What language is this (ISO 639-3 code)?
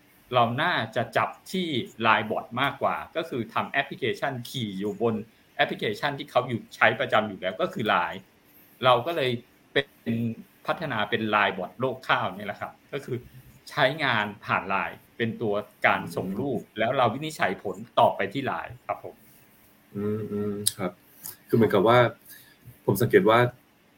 tha